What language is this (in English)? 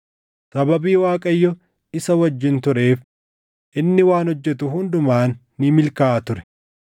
Oromo